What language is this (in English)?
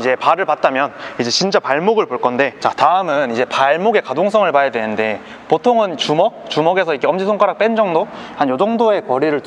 Korean